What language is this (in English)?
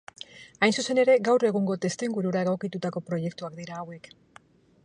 Basque